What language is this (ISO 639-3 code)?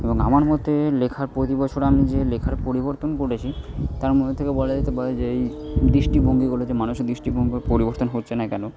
ben